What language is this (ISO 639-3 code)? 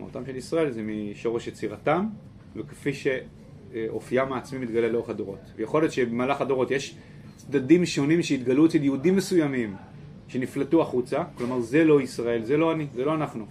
heb